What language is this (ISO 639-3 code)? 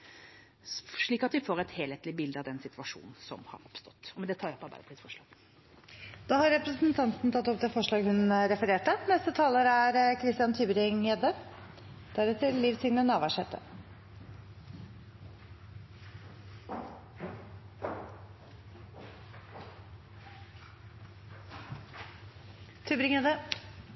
nor